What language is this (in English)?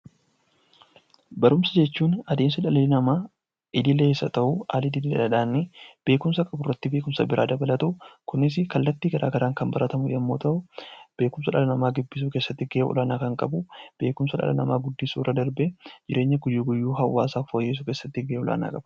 Oromo